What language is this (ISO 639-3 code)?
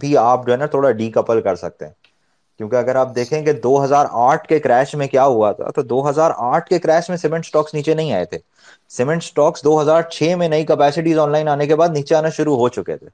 urd